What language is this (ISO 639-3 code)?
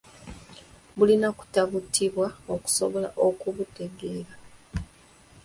lug